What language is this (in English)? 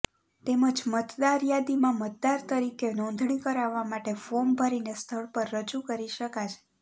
Gujarati